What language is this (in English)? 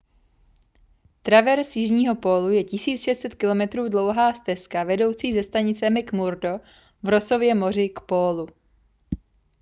Czech